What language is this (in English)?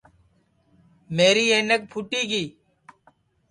Sansi